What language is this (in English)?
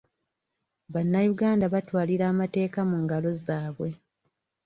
Ganda